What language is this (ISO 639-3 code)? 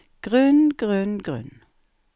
nor